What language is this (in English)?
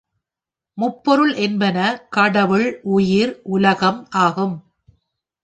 Tamil